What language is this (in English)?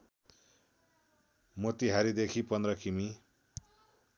Nepali